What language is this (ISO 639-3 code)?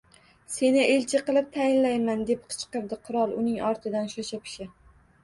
uzb